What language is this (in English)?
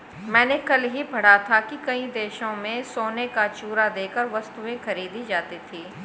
Hindi